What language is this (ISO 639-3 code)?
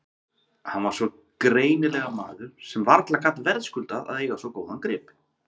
isl